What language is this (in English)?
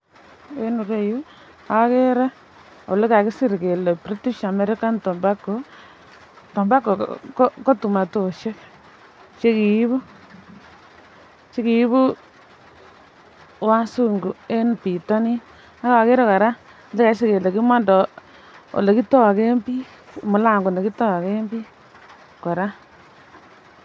Kalenjin